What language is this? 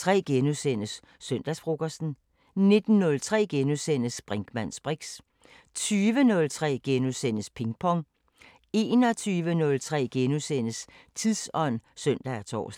Danish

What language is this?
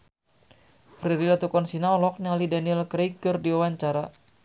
Sundanese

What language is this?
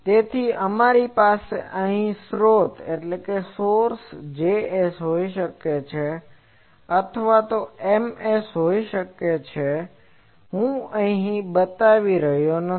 Gujarati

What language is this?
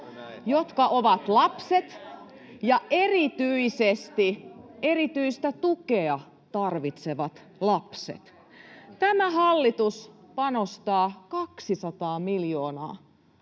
Finnish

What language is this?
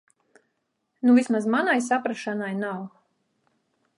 Latvian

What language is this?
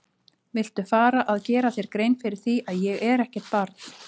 Icelandic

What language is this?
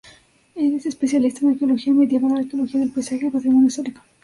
Spanish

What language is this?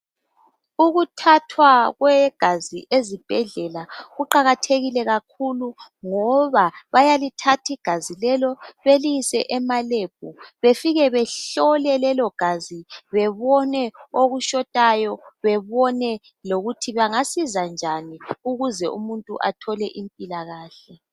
North Ndebele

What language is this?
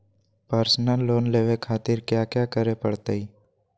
Magahi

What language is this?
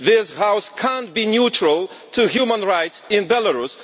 English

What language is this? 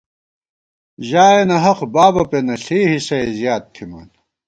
Gawar-Bati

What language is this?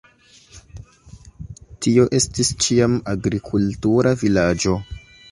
Esperanto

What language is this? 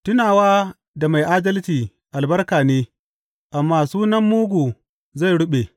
Hausa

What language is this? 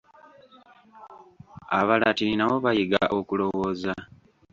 Ganda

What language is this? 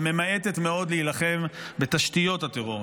Hebrew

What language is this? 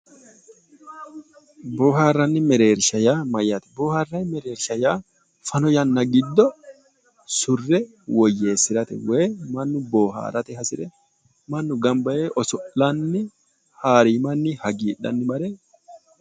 Sidamo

